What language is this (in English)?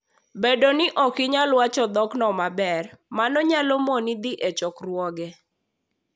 Luo (Kenya and Tanzania)